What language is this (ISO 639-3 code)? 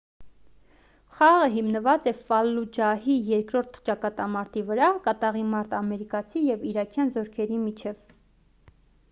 hye